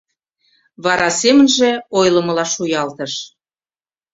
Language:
Mari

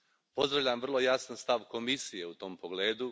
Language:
Croatian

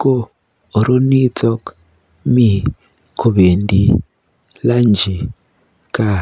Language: Kalenjin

